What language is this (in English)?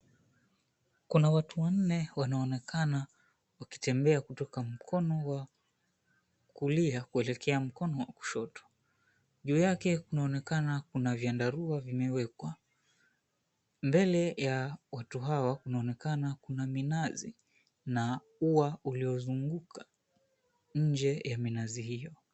Swahili